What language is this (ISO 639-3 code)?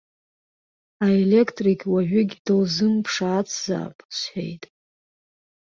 abk